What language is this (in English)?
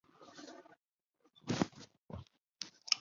Chinese